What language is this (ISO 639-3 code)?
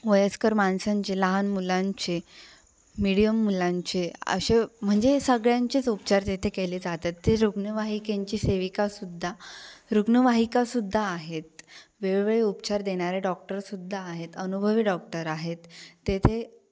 mar